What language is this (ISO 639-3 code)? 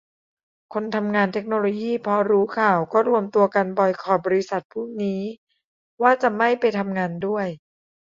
tha